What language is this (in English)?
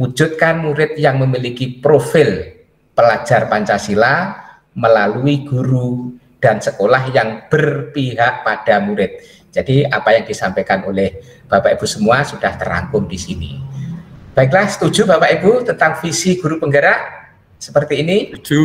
Indonesian